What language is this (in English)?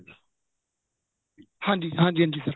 Punjabi